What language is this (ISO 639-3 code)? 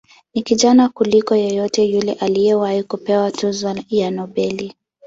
swa